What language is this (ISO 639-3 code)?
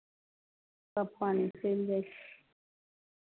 mai